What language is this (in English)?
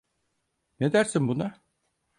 Turkish